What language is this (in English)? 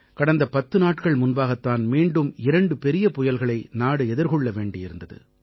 Tamil